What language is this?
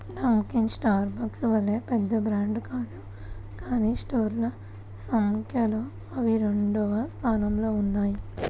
Telugu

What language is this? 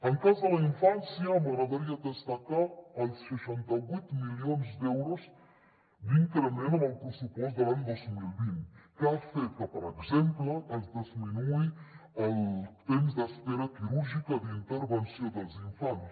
Catalan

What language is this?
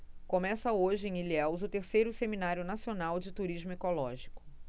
Portuguese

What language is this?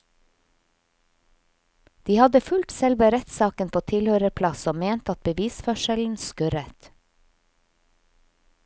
Norwegian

